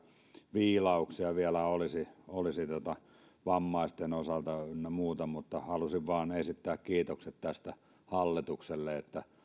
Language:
Finnish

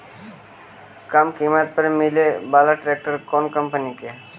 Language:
Magahi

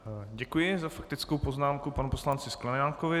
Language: Czech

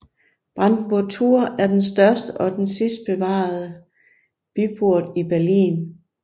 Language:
Danish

